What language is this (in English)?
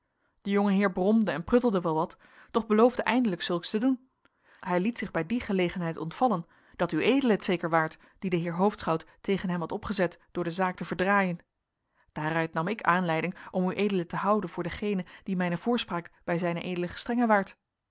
Dutch